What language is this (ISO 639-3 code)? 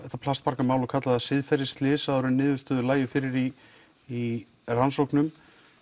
isl